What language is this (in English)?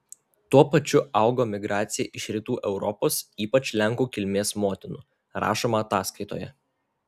Lithuanian